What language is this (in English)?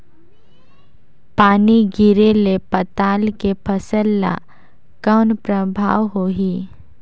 Chhattisgarhi